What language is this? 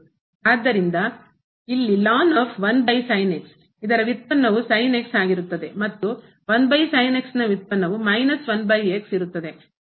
Kannada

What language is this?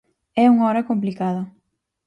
Galician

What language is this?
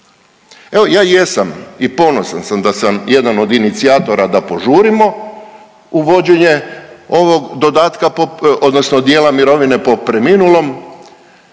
Croatian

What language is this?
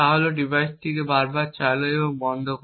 Bangla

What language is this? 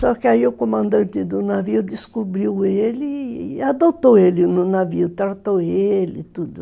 Portuguese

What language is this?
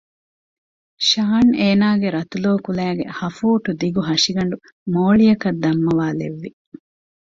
Divehi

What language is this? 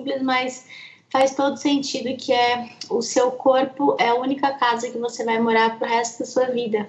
Portuguese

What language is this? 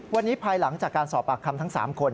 Thai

